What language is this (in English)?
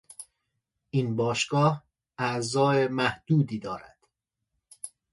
Persian